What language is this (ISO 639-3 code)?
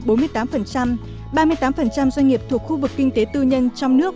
vie